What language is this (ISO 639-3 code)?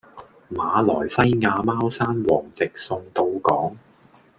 yue